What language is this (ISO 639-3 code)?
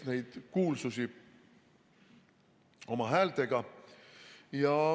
est